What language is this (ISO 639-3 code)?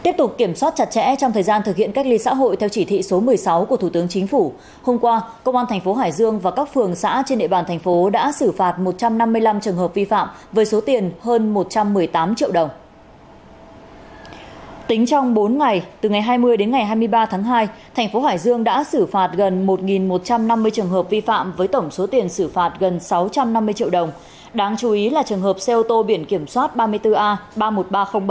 vie